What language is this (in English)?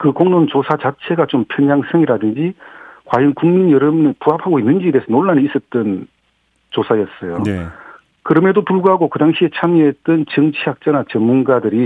Korean